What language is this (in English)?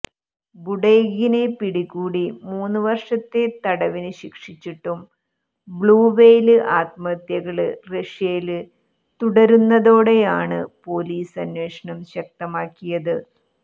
Malayalam